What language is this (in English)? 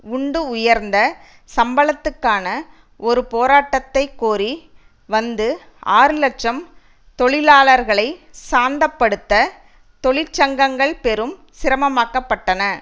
Tamil